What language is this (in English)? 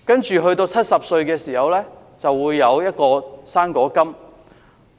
Cantonese